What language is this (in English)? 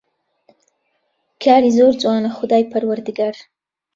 Central Kurdish